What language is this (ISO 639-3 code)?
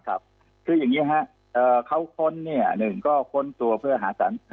tha